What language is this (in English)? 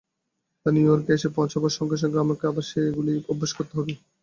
Bangla